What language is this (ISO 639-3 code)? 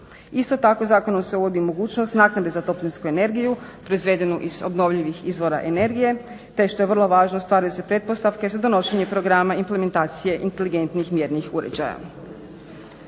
hrv